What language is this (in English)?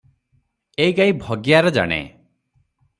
Odia